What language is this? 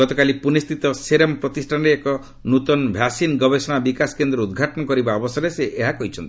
Odia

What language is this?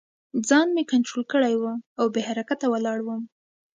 Pashto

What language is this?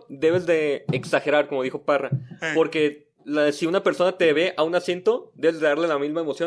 Spanish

